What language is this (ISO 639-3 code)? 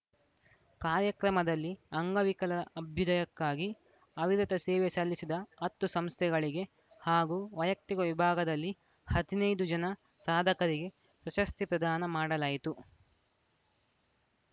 kan